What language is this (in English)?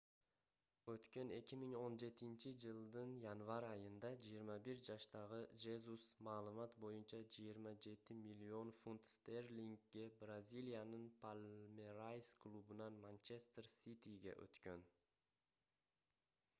Kyrgyz